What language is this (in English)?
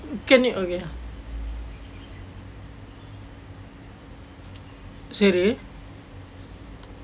English